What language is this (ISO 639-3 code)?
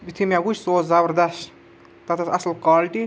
kas